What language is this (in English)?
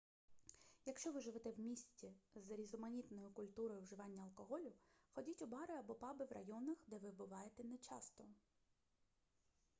Ukrainian